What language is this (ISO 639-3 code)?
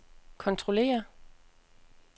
dan